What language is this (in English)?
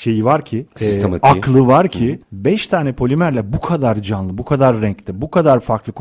Turkish